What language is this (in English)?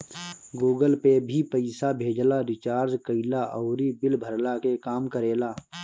Bhojpuri